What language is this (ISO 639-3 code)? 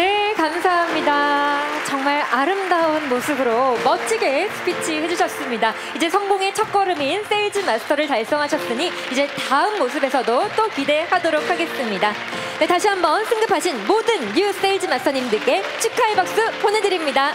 kor